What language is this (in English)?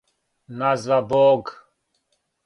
Serbian